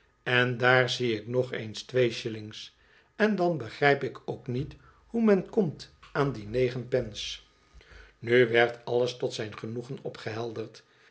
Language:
Dutch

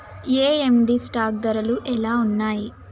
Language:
Telugu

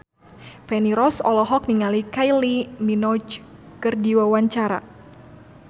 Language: Sundanese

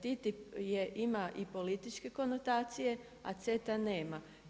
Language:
Croatian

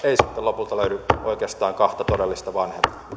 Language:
Finnish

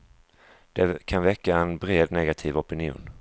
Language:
Swedish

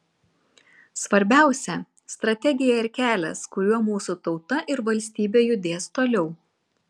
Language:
Lithuanian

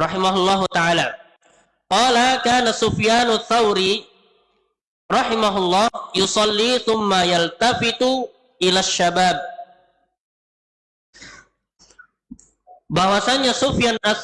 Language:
Indonesian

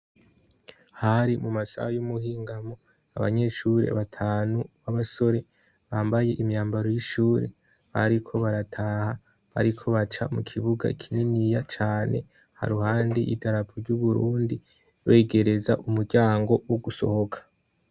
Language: Rundi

